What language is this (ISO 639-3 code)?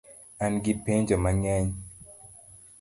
luo